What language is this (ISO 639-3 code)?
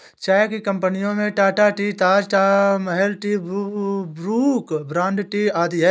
hin